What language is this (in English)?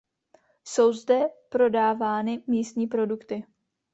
Czech